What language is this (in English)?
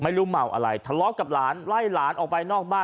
Thai